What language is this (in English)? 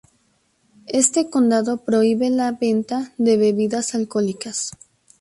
Spanish